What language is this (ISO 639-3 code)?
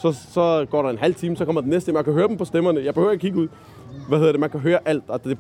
dan